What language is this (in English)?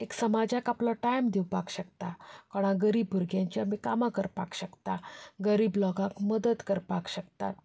Konkani